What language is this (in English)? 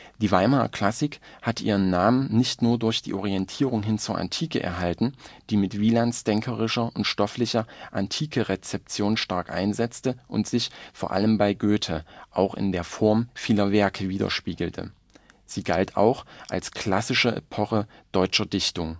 German